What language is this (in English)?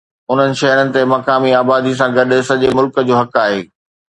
Sindhi